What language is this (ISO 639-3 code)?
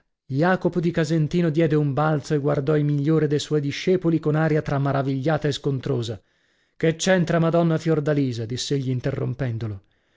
ita